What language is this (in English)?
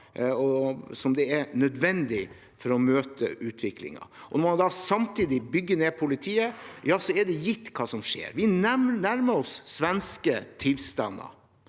Norwegian